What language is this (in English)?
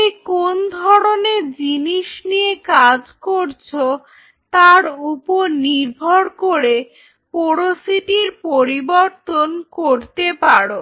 Bangla